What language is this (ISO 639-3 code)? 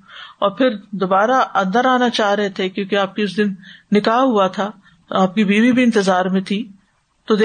urd